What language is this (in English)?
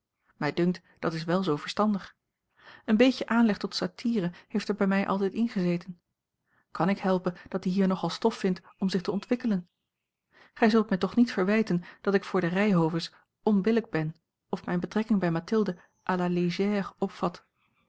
Dutch